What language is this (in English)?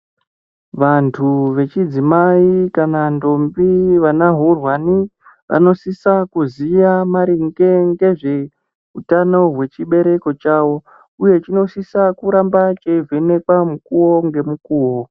Ndau